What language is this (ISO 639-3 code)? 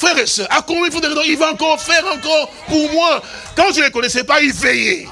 fra